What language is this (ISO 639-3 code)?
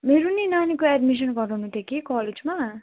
nep